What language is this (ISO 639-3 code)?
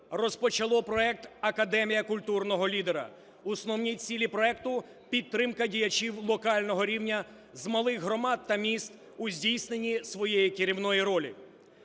ukr